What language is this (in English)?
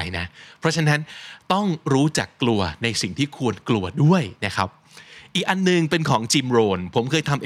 Thai